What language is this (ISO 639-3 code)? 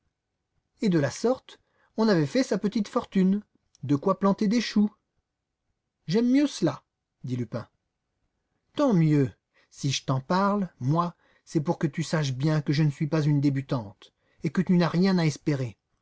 fra